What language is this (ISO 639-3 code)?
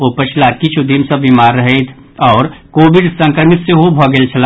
mai